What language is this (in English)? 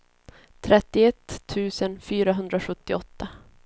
Swedish